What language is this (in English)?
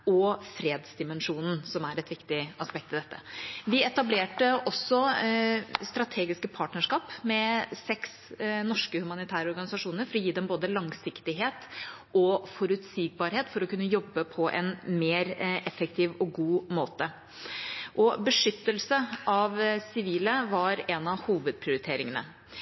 Norwegian Bokmål